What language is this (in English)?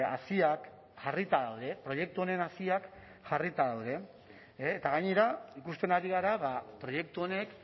Basque